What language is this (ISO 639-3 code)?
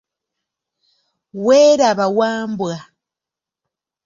lug